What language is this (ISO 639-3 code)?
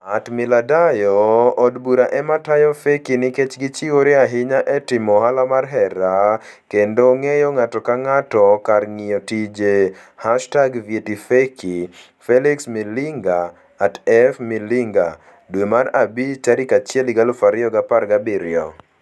luo